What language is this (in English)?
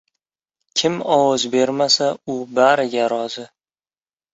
Uzbek